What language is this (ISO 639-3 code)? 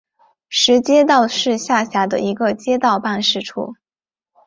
zho